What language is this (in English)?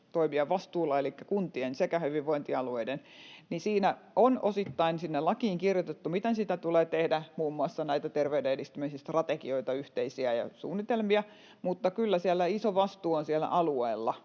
Finnish